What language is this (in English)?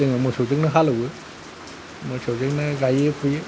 Bodo